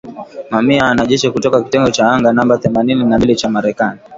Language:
Swahili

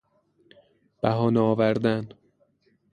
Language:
Persian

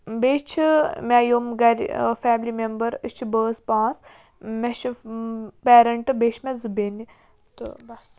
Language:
Kashmiri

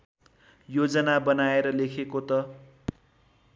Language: Nepali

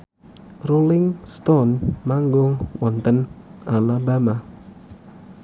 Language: Javanese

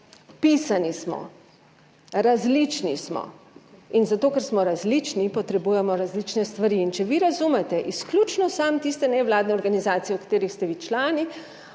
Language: Slovenian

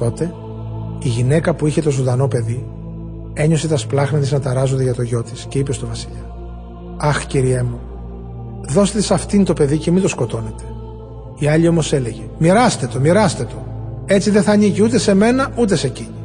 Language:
Greek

